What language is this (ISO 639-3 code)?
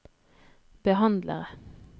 nor